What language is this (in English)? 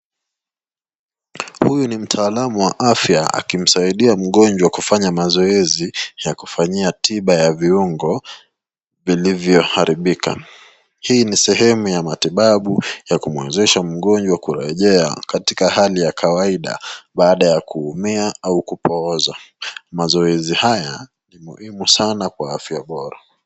Swahili